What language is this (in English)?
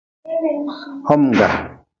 Nawdm